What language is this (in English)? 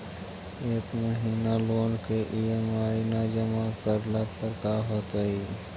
Magahi